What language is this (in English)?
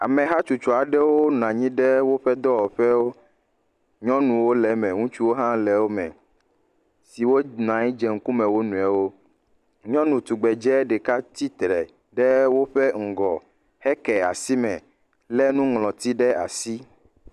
Ewe